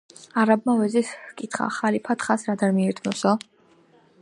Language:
Georgian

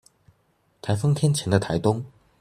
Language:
Chinese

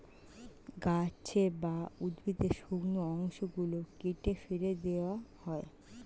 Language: Bangla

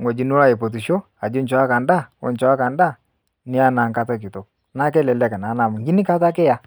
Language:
Masai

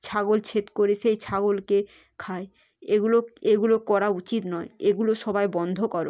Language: Bangla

